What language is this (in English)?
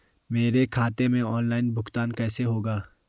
Hindi